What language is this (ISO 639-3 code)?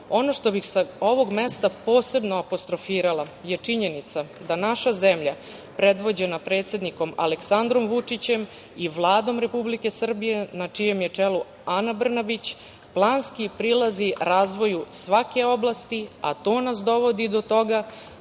srp